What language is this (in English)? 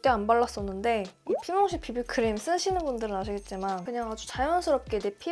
Korean